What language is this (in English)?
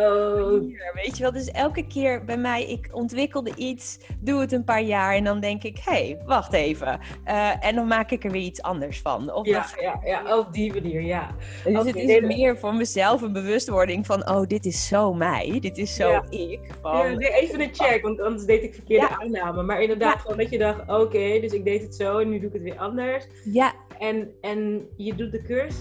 Dutch